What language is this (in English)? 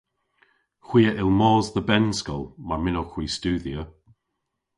Cornish